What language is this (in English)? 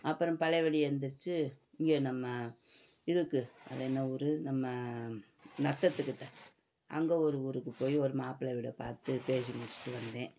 Tamil